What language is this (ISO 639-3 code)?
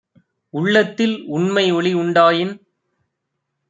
tam